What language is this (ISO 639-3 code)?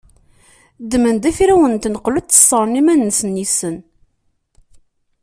kab